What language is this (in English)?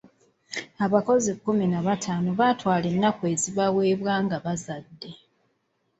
Ganda